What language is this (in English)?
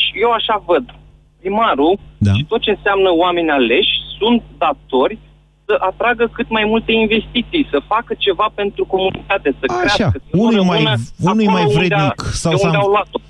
Romanian